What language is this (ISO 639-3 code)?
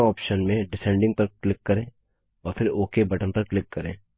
hin